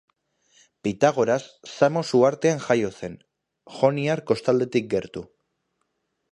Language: Basque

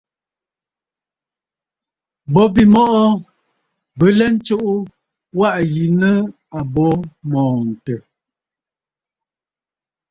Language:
Bafut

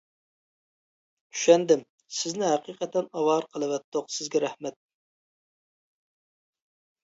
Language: Uyghur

